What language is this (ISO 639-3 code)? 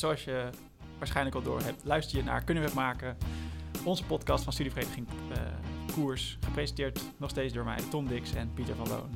nld